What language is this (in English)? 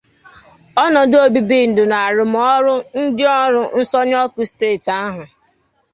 Igbo